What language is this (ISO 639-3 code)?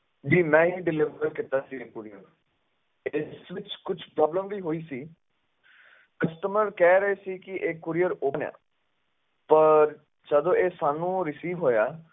pan